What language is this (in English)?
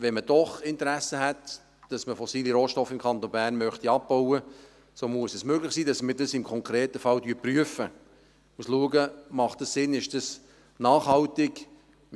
Swiss German